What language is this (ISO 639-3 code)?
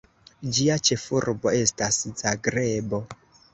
epo